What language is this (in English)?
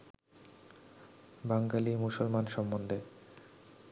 Bangla